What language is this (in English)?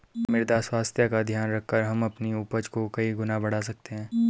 Hindi